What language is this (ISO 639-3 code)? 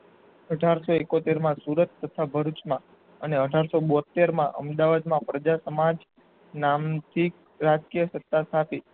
guj